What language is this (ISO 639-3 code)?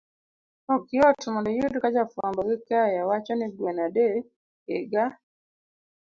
luo